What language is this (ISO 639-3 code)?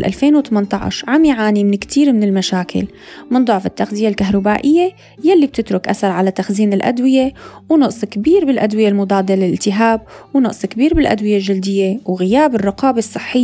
ara